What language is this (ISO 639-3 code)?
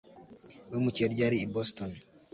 kin